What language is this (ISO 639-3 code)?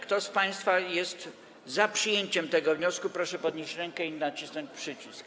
pol